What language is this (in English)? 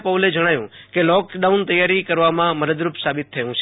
Gujarati